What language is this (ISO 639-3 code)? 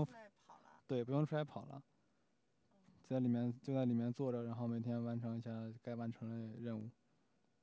zho